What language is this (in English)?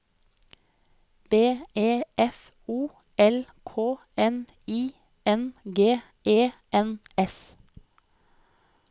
Norwegian